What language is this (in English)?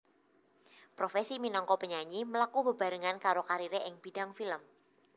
Javanese